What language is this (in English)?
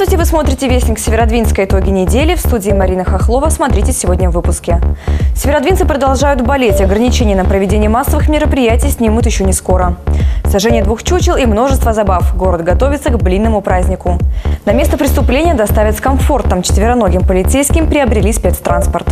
Russian